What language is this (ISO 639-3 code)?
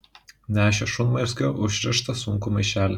lit